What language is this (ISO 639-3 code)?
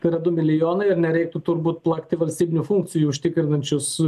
lit